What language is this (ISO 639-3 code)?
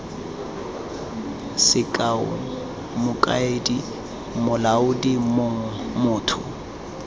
tsn